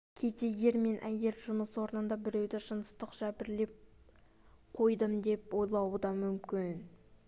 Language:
Kazakh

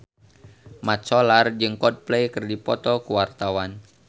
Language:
Sundanese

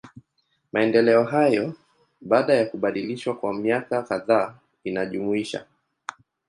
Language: Swahili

